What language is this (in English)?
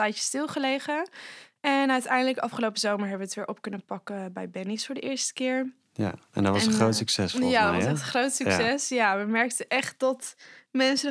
Dutch